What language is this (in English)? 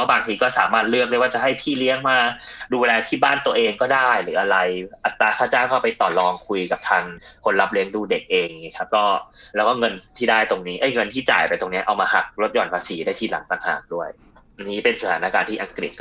Thai